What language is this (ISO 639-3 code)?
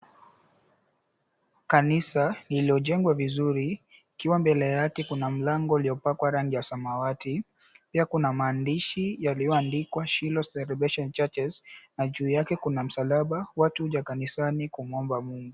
swa